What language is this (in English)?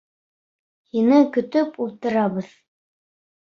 Bashkir